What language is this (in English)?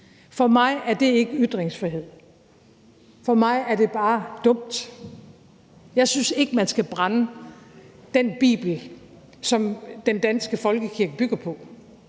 Danish